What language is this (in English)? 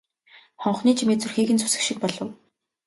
Mongolian